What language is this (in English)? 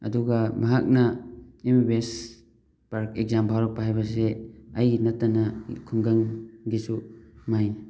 Manipuri